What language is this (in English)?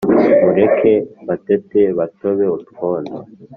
Kinyarwanda